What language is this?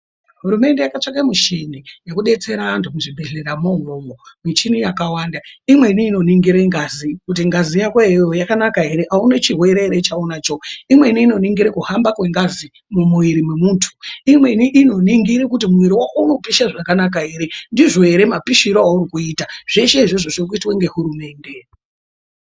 Ndau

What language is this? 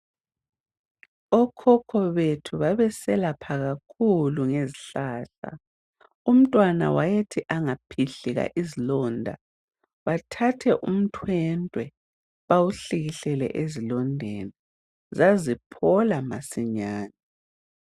North Ndebele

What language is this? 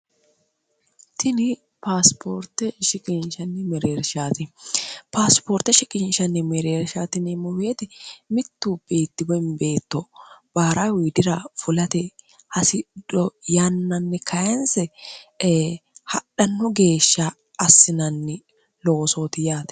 Sidamo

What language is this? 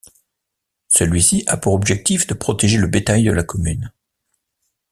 French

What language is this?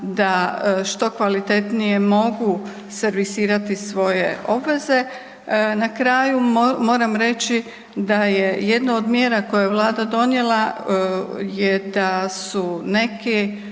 Croatian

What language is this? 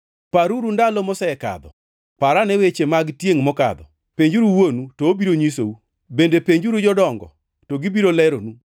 Luo (Kenya and Tanzania)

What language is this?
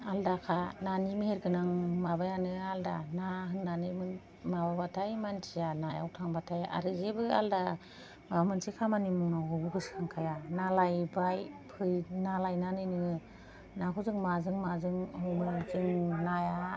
Bodo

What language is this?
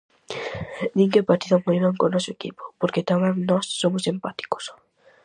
Galician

